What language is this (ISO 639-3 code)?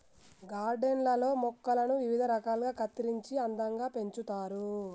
tel